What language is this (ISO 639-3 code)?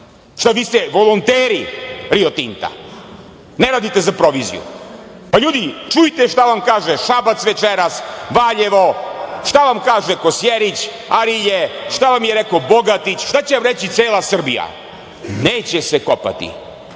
srp